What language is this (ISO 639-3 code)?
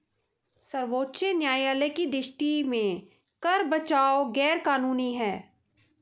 hin